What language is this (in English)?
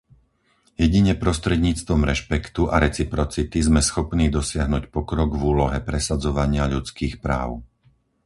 Slovak